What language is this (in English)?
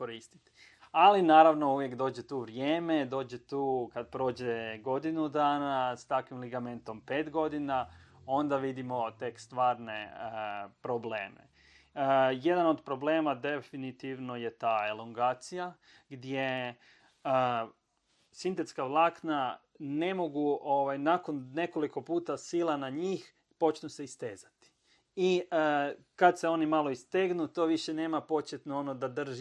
Croatian